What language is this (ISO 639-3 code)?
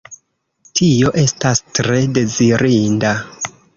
epo